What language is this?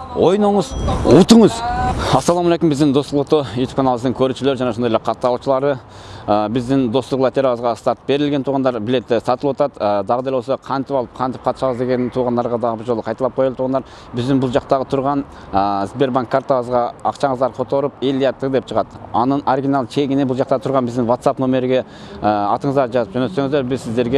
Turkish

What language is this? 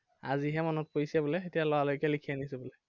Assamese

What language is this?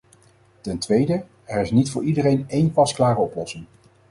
Dutch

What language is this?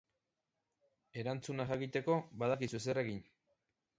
Basque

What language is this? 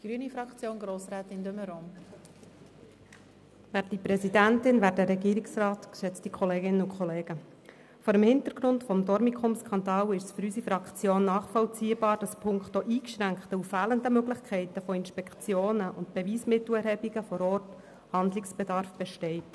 Swiss German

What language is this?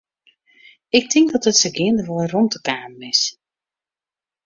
Western Frisian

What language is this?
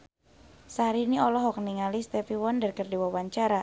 Sundanese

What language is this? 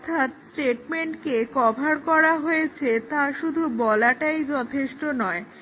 Bangla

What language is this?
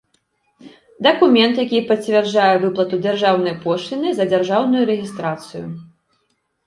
Belarusian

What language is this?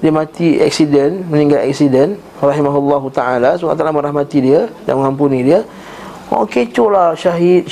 Malay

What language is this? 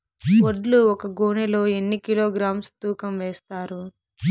Telugu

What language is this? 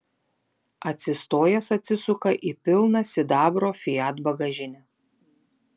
Lithuanian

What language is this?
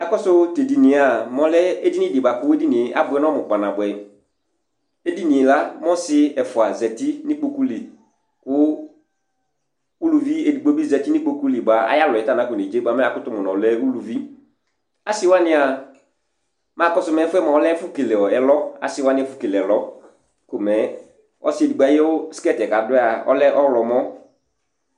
Ikposo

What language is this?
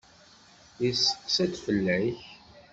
Kabyle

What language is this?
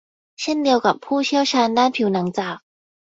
Thai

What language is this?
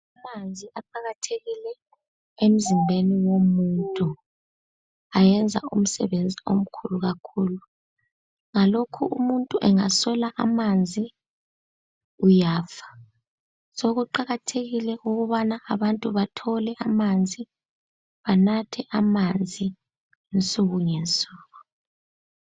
North Ndebele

